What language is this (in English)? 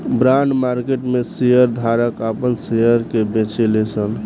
Bhojpuri